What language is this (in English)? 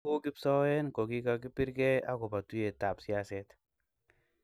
Kalenjin